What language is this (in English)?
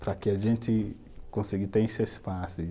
Portuguese